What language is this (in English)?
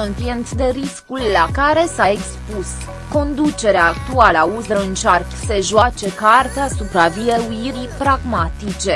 Romanian